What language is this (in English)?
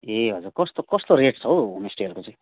Nepali